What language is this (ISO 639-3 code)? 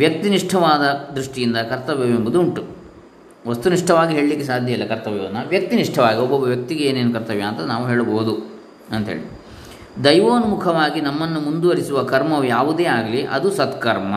kan